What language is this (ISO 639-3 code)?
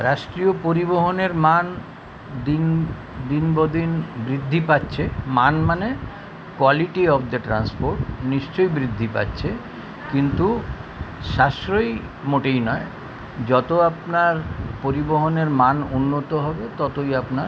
ben